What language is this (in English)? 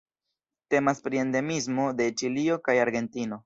Esperanto